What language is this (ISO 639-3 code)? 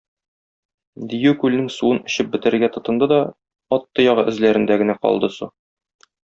tat